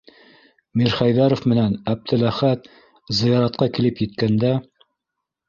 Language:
Bashkir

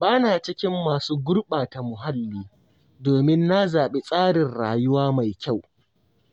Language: Hausa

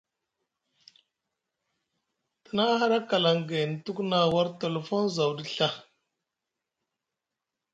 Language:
Musgu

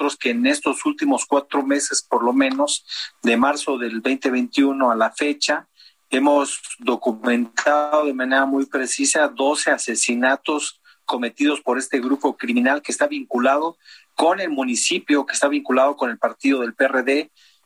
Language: Spanish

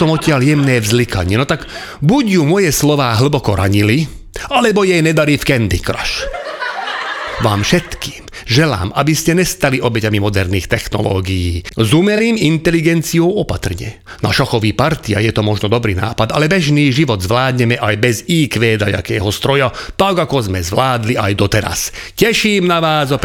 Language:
Slovak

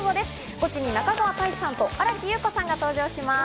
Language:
Japanese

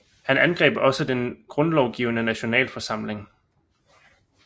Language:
Danish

